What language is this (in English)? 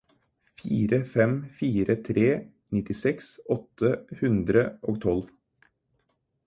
Norwegian Bokmål